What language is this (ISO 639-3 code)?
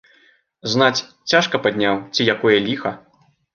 bel